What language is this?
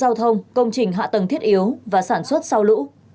Vietnamese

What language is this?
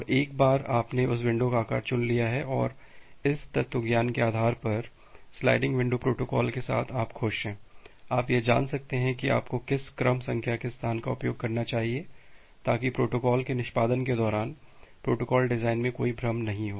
Hindi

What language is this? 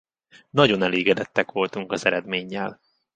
Hungarian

